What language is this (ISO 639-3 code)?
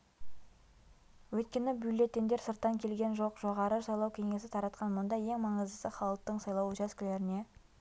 kaz